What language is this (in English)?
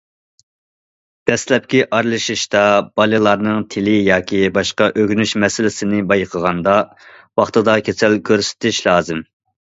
Uyghur